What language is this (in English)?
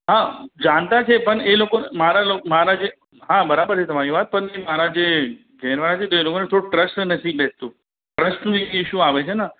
Gujarati